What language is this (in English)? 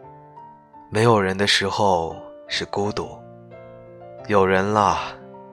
Chinese